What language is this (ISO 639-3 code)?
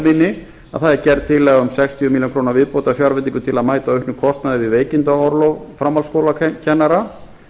isl